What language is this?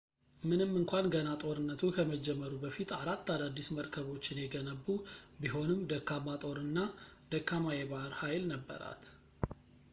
Amharic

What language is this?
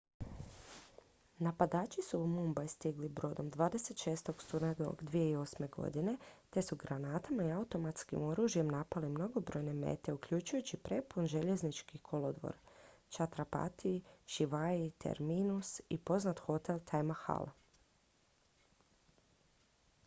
Croatian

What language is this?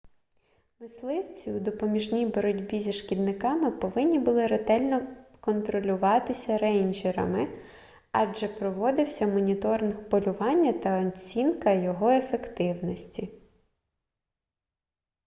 Ukrainian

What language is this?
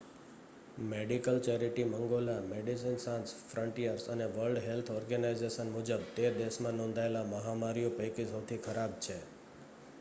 Gujarati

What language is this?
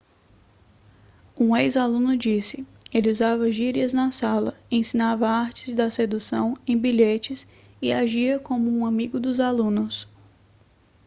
Portuguese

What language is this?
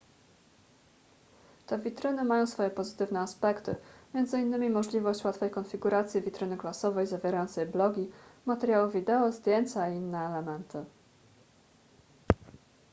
Polish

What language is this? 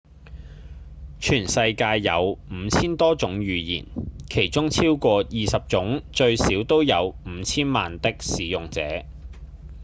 Cantonese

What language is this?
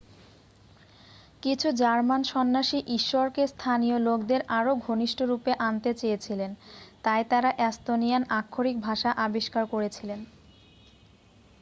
Bangla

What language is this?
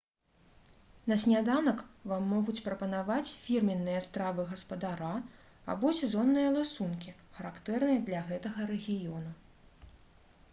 Belarusian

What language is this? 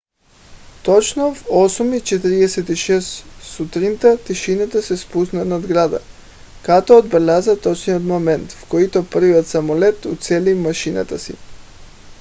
Bulgarian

